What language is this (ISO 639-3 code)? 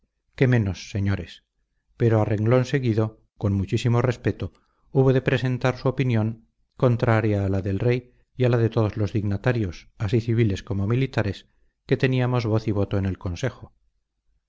spa